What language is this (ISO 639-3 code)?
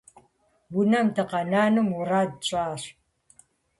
kbd